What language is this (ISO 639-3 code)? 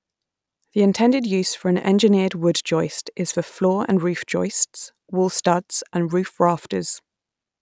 eng